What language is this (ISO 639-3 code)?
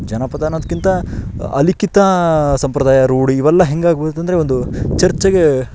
kan